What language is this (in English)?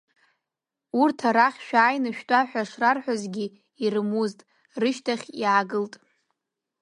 Abkhazian